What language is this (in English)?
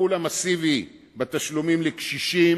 Hebrew